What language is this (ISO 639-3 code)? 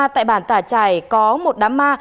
vie